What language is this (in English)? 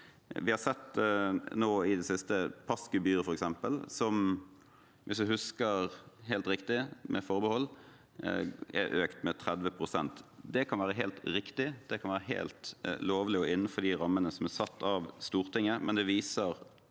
Norwegian